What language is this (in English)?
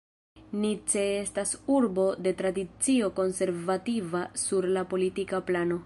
Esperanto